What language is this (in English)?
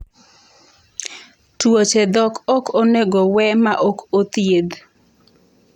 Luo (Kenya and Tanzania)